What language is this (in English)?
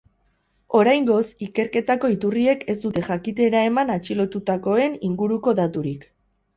Basque